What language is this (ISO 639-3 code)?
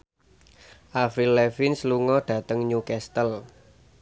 jav